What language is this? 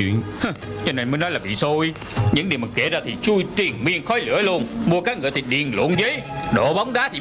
Vietnamese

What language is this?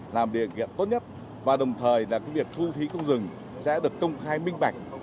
Vietnamese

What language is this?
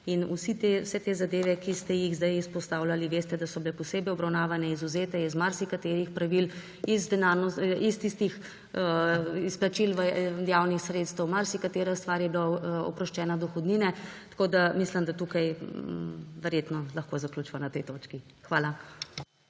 Slovenian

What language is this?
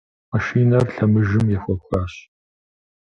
Kabardian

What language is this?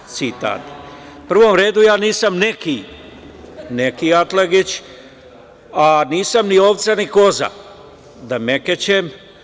Serbian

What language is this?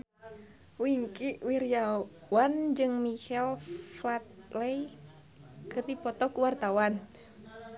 Sundanese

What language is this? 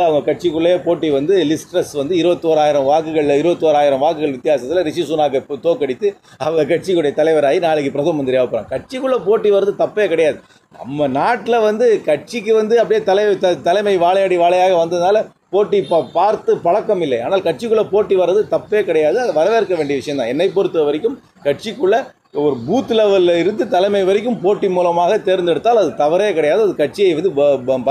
Romanian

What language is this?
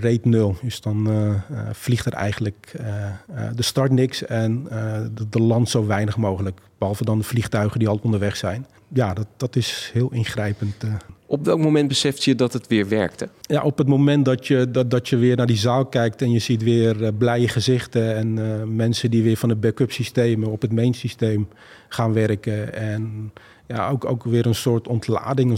Dutch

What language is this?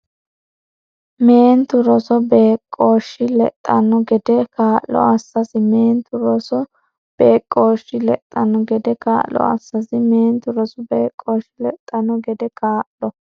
Sidamo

